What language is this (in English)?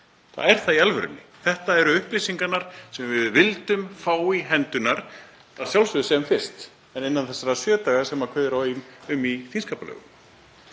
Icelandic